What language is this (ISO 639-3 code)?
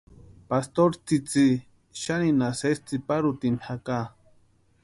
pua